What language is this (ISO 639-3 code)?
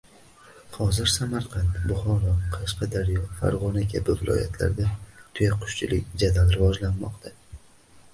uzb